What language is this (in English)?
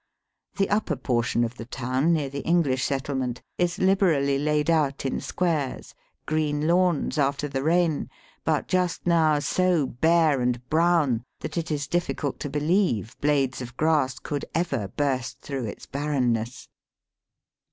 English